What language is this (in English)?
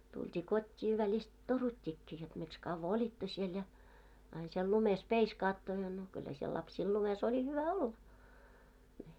Finnish